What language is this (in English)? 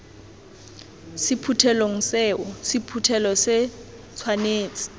Tswana